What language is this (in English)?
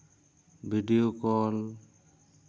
Santali